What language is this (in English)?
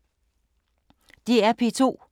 Danish